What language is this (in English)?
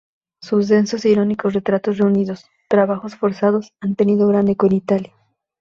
Spanish